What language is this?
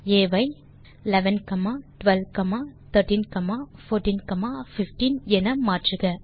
Tamil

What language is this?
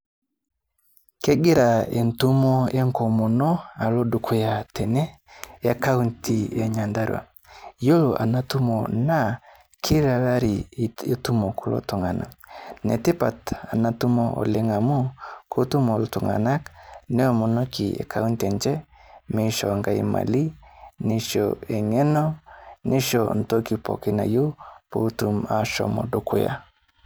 Masai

